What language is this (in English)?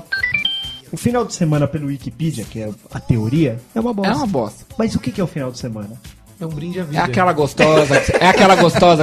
Portuguese